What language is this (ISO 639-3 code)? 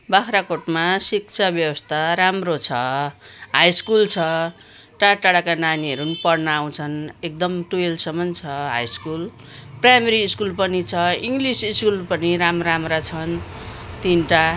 nep